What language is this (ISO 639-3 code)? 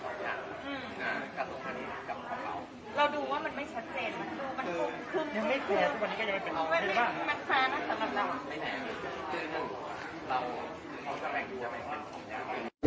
tha